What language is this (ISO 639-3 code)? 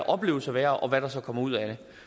dan